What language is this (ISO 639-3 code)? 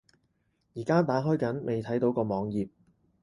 yue